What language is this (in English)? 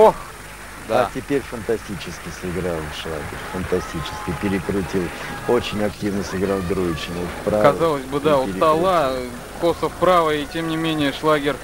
Russian